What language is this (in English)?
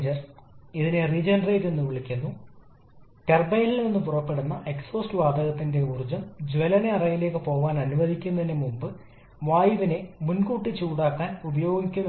Malayalam